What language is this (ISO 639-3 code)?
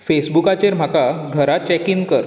kok